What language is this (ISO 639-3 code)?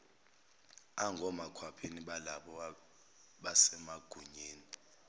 zul